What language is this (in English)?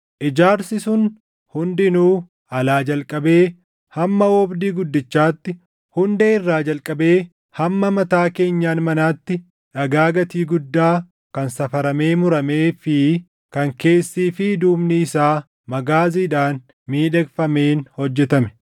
Oromo